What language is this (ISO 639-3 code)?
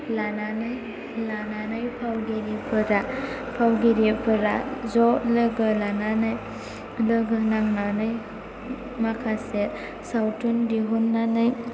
brx